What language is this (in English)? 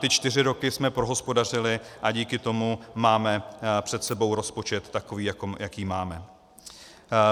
Czech